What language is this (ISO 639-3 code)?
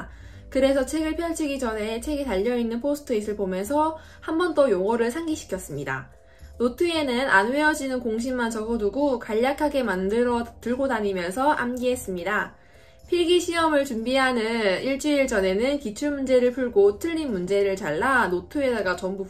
kor